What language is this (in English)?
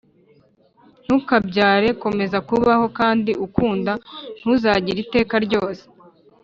Kinyarwanda